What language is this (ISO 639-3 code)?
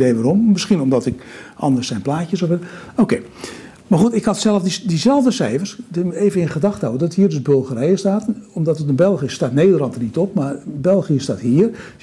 nld